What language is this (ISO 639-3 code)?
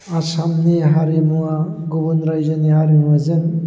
brx